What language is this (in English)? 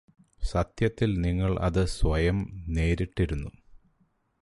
Malayalam